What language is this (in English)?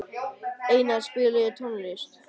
Icelandic